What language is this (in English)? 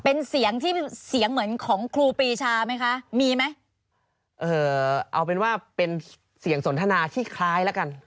Thai